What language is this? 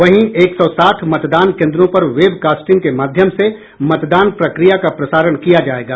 Hindi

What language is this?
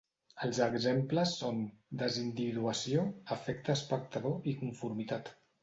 Catalan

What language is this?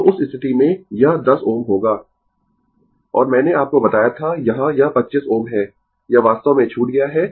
Hindi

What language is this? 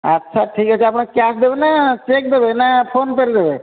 Odia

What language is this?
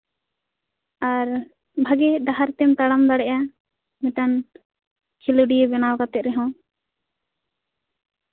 Santali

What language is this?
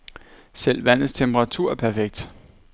Danish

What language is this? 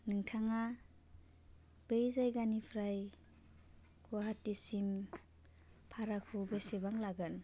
Bodo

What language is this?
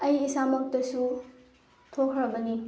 Manipuri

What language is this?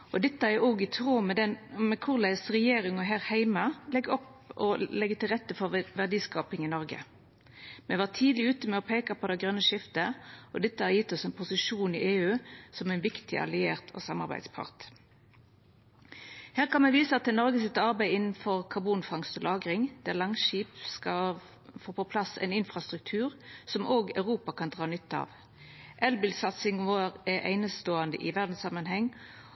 Norwegian Nynorsk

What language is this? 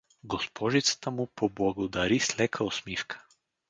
Bulgarian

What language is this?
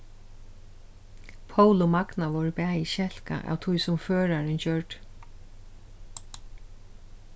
Faroese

